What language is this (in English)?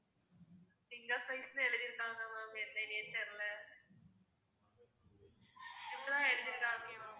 Tamil